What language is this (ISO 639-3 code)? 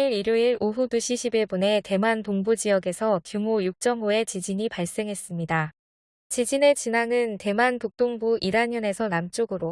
kor